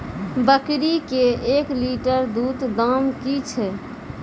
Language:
Maithili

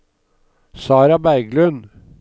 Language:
Norwegian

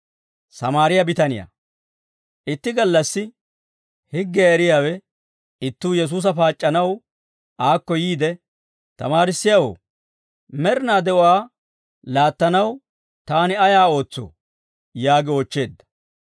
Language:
Dawro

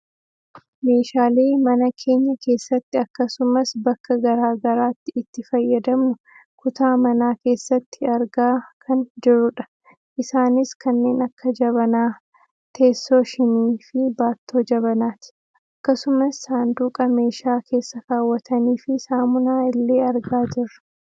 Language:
Oromo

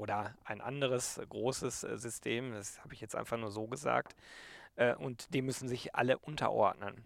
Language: German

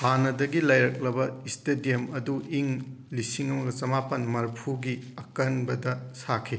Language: Manipuri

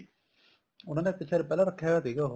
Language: Punjabi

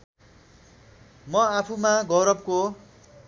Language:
Nepali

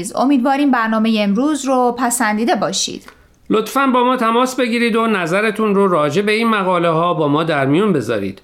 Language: Persian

